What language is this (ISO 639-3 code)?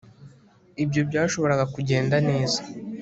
kin